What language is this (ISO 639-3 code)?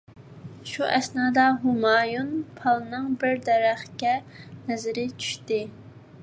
uig